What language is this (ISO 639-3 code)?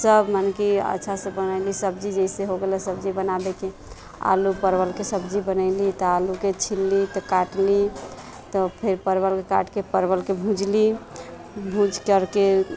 mai